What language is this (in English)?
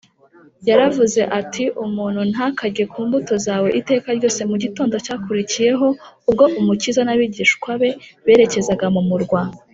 Kinyarwanda